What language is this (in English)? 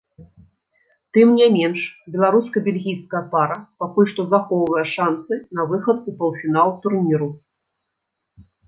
Belarusian